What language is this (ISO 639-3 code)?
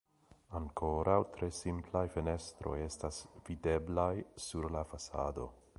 epo